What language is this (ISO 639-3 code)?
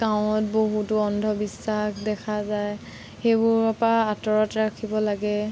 asm